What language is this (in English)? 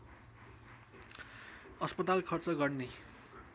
Nepali